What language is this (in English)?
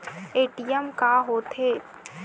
Chhattisgarhi